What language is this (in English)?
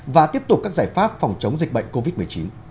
Vietnamese